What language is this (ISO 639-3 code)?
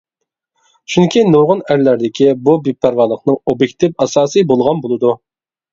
uig